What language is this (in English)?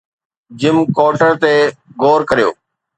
Sindhi